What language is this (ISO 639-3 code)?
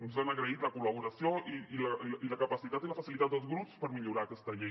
cat